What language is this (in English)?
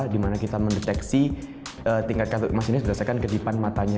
Indonesian